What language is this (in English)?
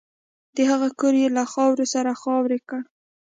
Pashto